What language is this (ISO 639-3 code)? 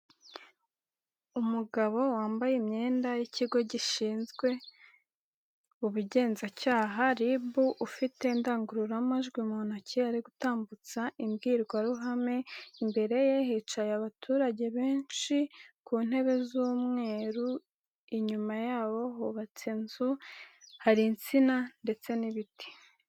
kin